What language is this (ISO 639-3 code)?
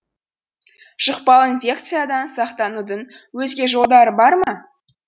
kaz